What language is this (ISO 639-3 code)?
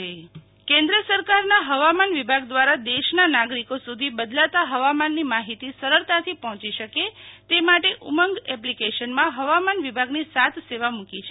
guj